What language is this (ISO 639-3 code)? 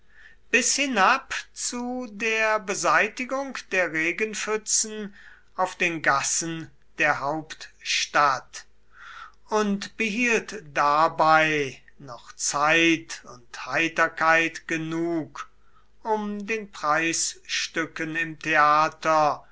deu